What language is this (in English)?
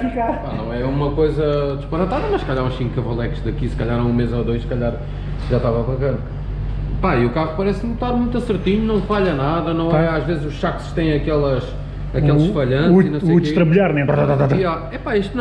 Portuguese